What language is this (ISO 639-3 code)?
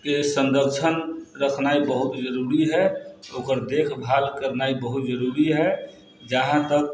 mai